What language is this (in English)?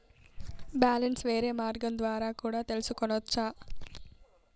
Telugu